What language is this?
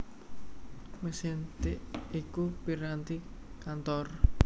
Javanese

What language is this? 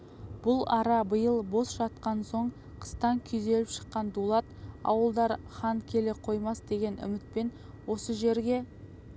Kazakh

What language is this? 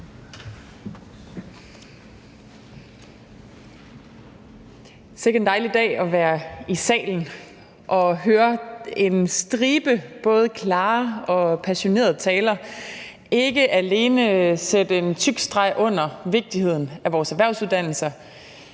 Danish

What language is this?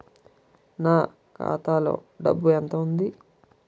Telugu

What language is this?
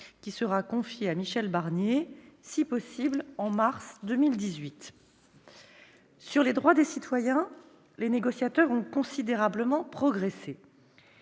French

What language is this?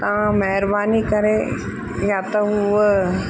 Sindhi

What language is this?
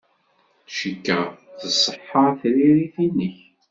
Kabyle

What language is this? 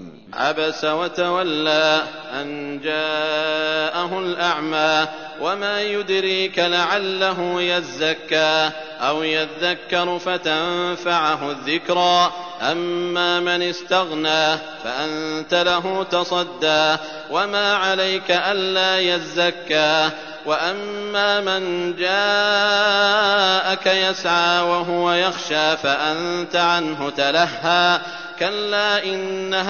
Arabic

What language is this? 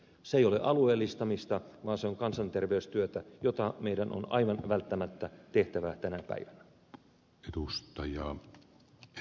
Finnish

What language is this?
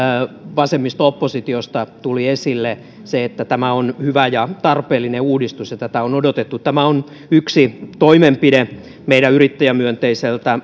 Finnish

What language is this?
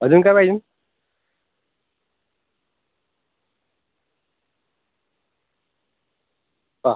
Marathi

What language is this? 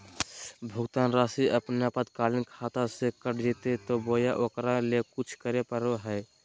Magahi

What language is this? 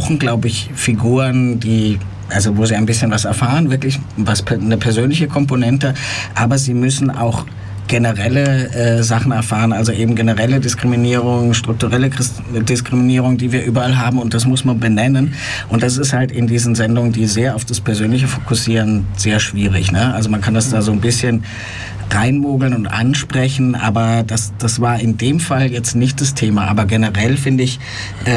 German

